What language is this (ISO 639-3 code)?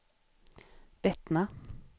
swe